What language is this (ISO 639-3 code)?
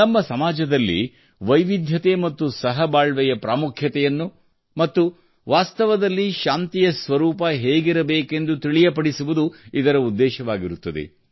kan